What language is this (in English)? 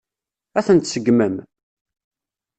Kabyle